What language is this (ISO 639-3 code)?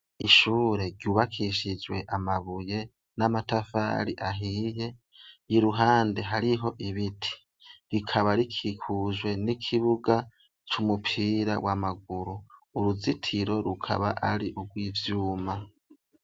run